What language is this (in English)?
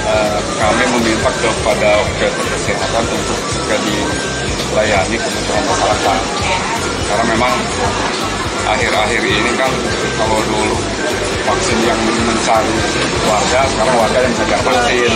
Indonesian